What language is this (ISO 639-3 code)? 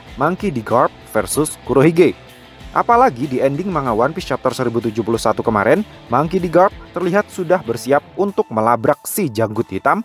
ind